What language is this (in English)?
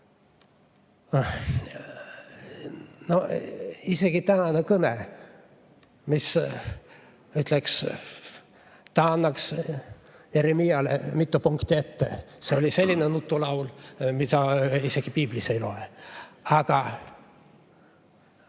Estonian